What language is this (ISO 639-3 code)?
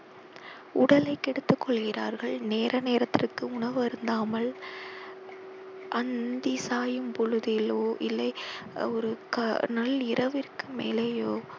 tam